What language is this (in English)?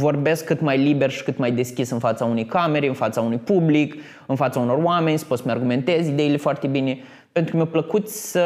Romanian